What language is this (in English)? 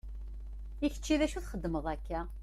Kabyle